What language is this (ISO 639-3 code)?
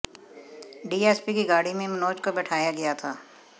hin